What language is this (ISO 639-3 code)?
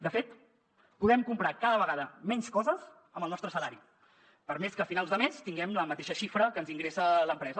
cat